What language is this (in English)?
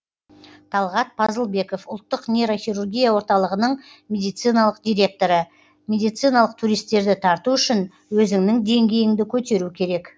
Kazakh